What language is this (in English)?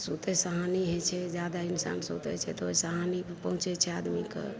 Maithili